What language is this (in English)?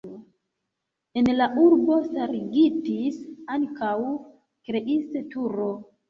Esperanto